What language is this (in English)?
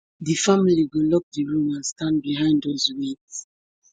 Nigerian Pidgin